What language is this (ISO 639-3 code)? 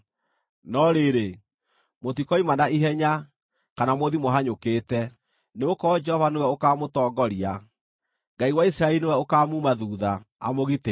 kik